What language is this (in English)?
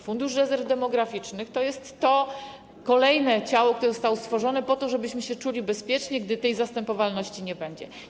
Polish